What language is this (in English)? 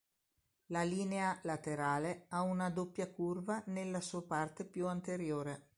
Italian